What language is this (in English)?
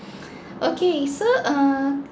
English